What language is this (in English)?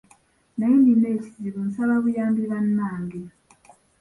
Ganda